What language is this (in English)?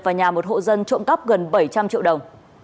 Vietnamese